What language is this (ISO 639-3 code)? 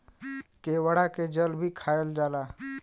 bho